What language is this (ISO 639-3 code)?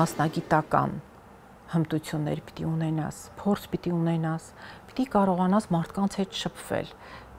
ron